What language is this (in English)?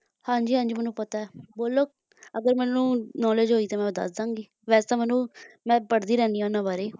Punjabi